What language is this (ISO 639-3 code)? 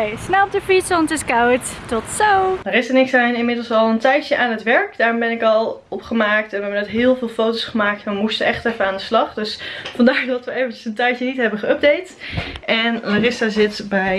nld